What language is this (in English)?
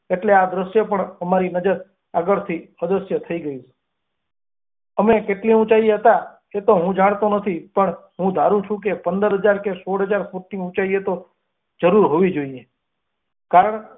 Gujarati